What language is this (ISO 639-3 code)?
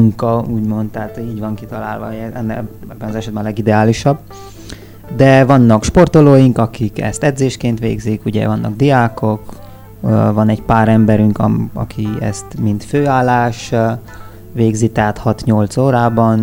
hun